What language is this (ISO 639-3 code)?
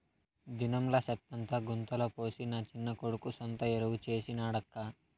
tel